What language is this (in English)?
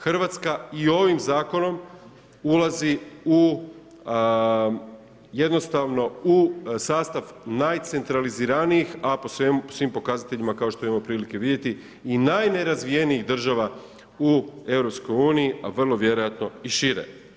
Croatian